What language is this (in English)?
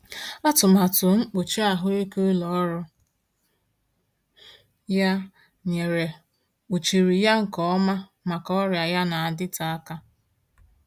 Igbo